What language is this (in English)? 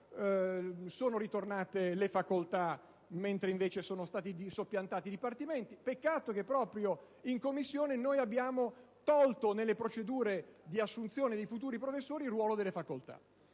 Italian